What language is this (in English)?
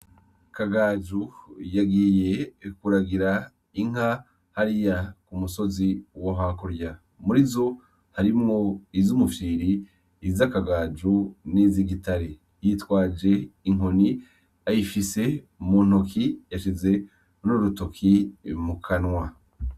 Rundi